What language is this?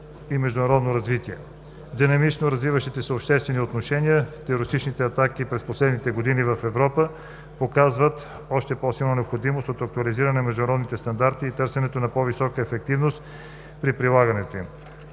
Bulgarian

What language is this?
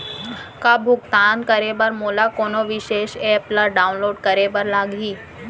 Chhattisgarhi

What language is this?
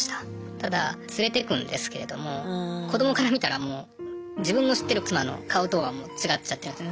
Japanese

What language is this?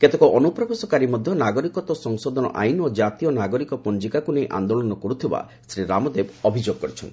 Odia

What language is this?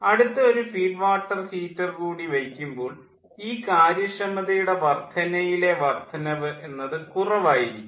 Malayalam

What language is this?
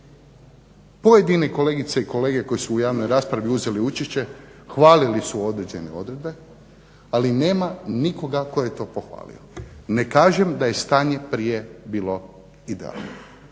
Croatian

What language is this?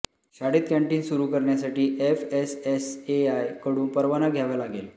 Marathi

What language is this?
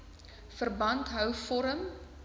Afrikaans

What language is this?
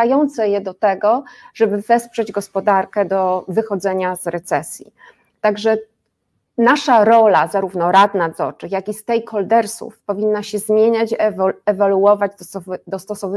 Polish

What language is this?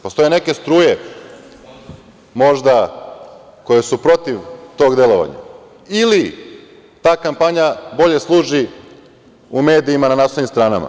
Serbian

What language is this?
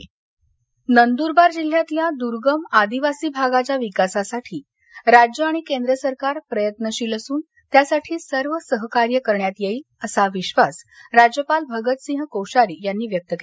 Marathi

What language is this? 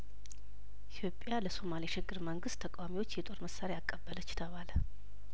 Amharic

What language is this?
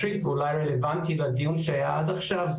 Hebrew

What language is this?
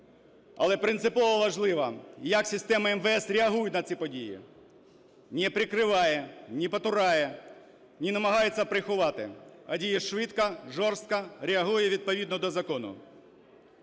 Ukrainian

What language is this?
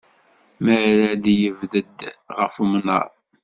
Kabyle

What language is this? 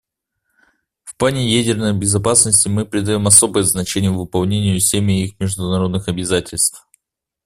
Russian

